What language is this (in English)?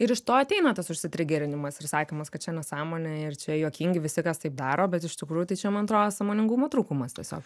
Lithuanian